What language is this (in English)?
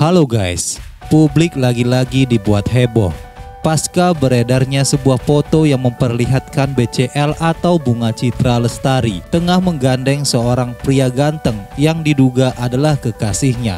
Indonesian